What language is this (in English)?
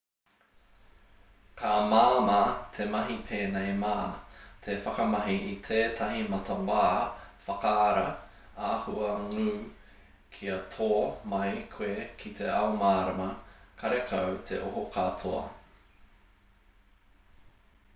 Māori